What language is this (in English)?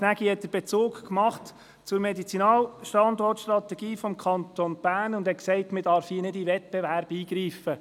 Swiss German